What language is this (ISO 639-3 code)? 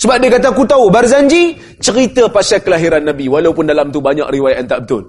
msa